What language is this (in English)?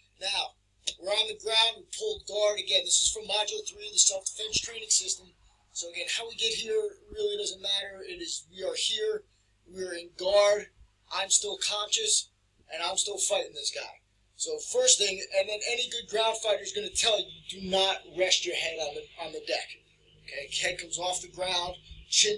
English